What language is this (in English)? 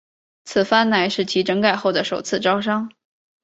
Chinese